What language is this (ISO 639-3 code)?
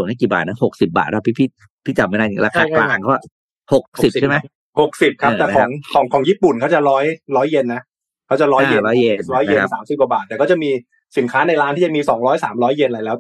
tha